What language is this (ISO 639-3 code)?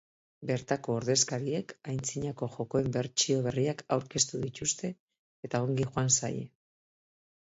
eus